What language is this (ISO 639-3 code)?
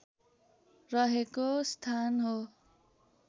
nep